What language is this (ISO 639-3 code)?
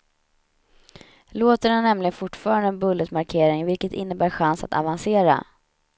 swe